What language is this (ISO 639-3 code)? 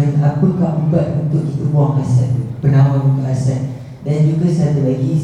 msa